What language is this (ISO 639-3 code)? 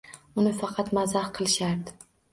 uzb